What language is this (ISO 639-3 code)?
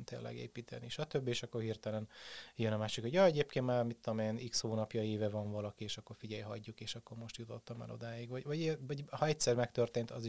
hun